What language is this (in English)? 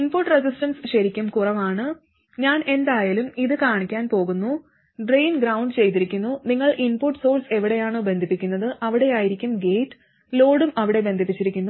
Malayalam